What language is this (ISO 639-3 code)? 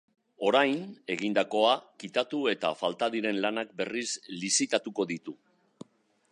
eus